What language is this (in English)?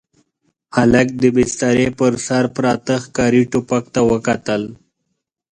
Pashto